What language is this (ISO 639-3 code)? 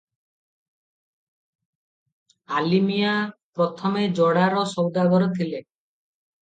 ori